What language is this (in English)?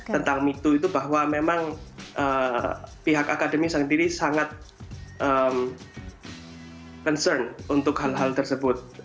Indonesian